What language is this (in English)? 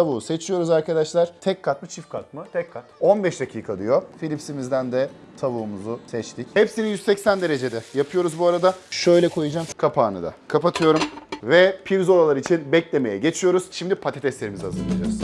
Turkish